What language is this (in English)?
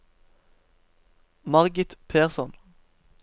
Norwegian